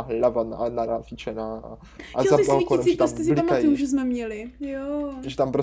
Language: Czech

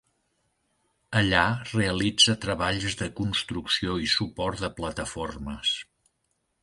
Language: Catalan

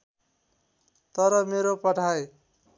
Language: Nepali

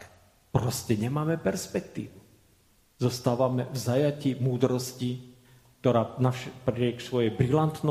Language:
Slovak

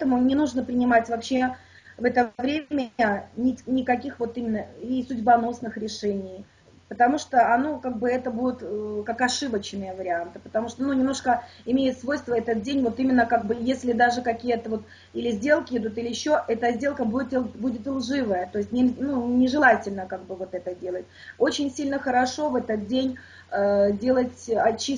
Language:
Russian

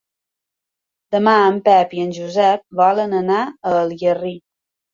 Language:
Catalan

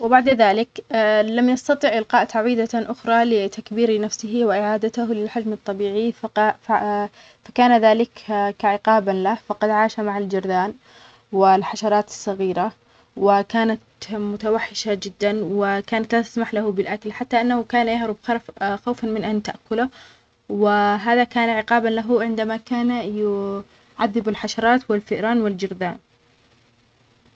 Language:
Omani Arabic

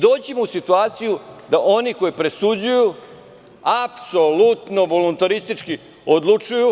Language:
Serbian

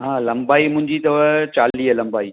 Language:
Sindhi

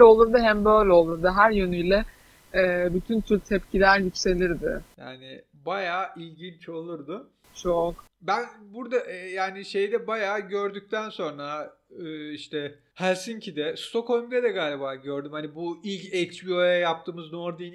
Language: Turkish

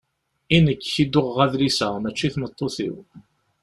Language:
Kabyle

